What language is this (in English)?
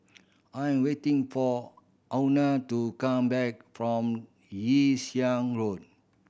English